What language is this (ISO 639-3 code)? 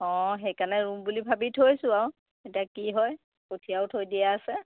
asm